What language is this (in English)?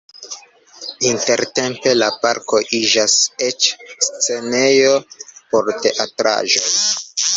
Esperanto